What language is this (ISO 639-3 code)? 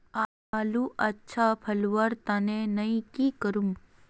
mag